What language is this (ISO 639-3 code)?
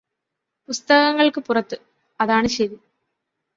mal